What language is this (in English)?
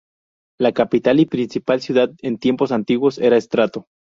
Spanish